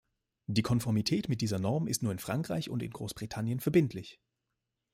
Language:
German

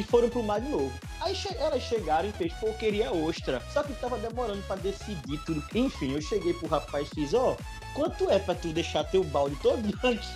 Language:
Portuguese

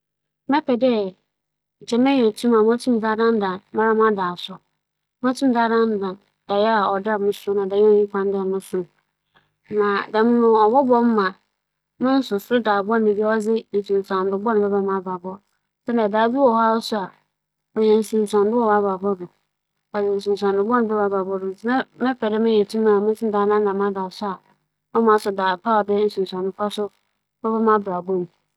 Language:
Akan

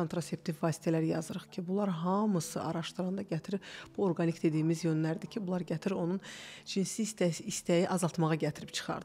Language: Turkish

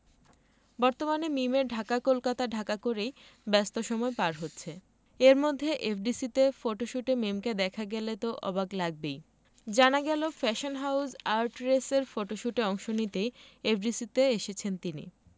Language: Bangla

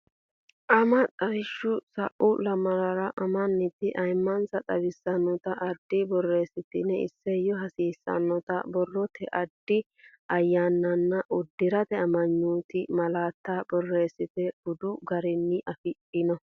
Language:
Sidamo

